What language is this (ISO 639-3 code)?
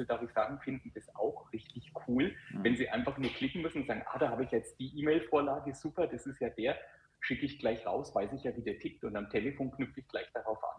deu